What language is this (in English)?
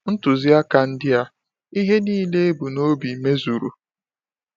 Igbo